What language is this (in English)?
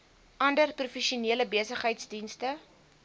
Afrikaans